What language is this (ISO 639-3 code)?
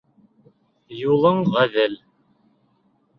bak